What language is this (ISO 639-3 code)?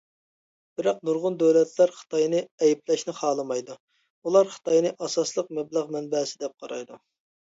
uig